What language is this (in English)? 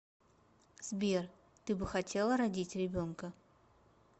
Russian